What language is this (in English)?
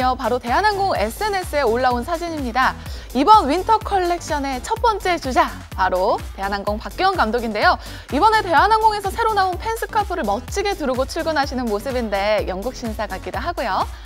Korean